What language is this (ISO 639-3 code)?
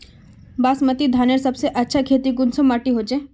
mag